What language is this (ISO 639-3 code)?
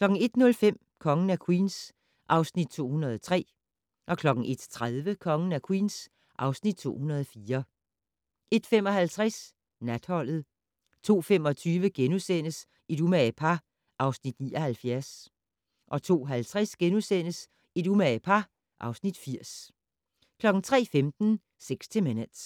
dan